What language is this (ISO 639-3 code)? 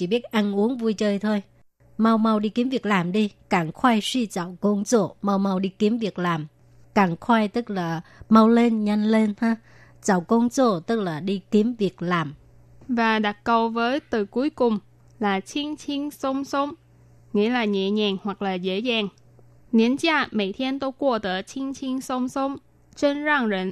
vie